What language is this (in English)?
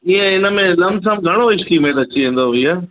Sindhi